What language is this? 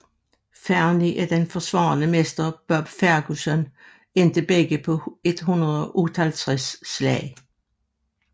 Danish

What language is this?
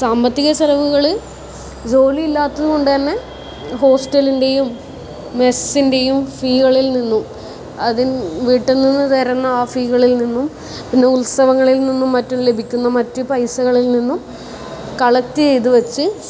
Malayalam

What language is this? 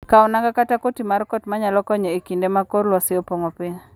Luo (Kenya and Tanzania)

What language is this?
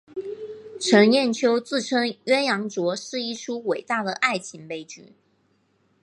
Chinese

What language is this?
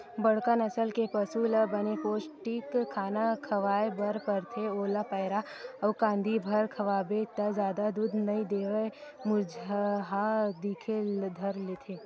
Chhattisgarhi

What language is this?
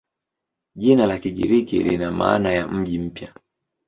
Swahili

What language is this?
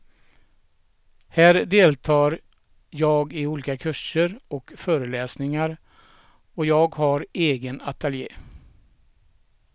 Swedish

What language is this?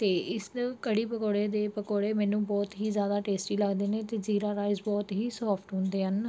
Punjabi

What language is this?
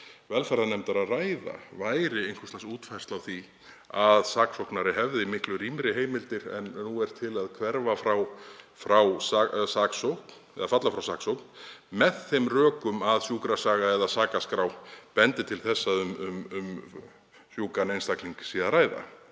Icelandic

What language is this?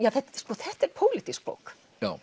Icelandic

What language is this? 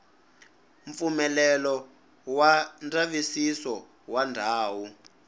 Tsonga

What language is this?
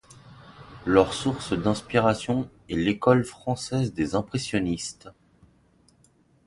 French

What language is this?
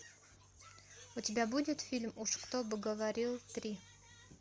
Russian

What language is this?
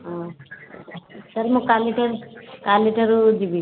Odia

